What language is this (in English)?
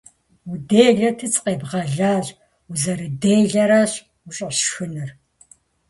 Kabardian